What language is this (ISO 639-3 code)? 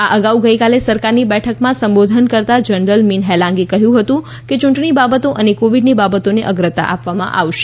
guj